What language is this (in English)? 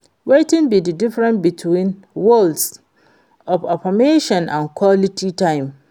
Nigerian Pidgin